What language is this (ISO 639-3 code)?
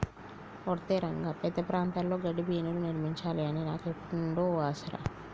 tel